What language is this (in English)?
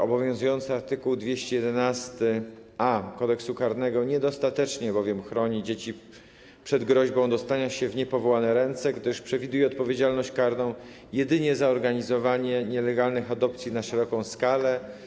Polish